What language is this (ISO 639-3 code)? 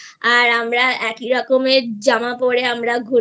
ben